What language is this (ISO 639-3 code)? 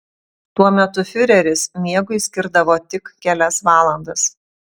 lit